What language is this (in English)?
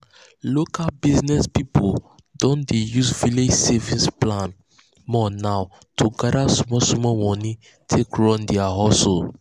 Nigerian Pidgin